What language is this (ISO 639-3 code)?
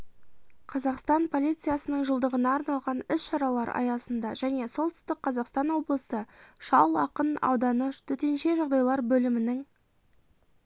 kaz